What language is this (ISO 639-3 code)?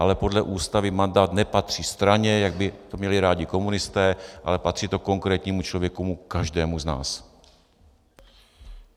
ces